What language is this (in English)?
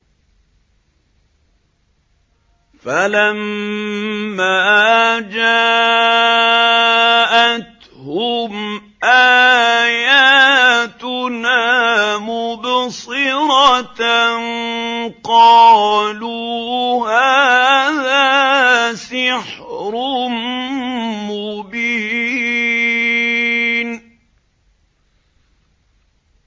Arabic